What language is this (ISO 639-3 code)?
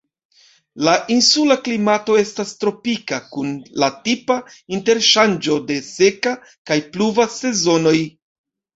epo